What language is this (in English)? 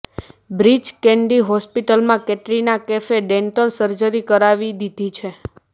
Gujarati